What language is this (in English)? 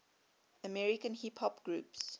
English